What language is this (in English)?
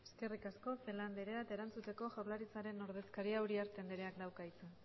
Basque